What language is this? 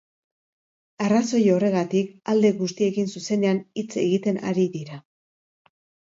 Basque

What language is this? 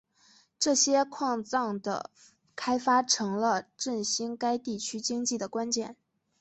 Chinese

